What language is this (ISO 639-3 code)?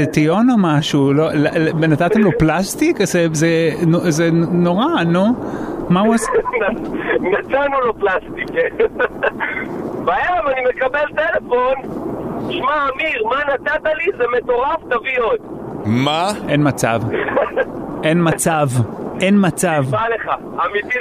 heb